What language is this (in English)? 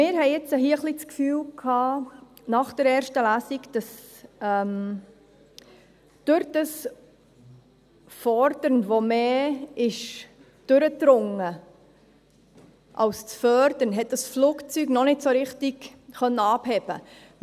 Swiss German